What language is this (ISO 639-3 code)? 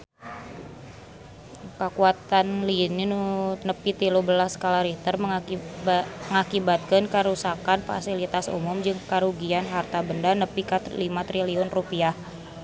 sun